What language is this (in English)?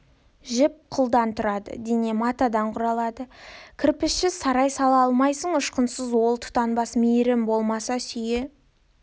Kazakh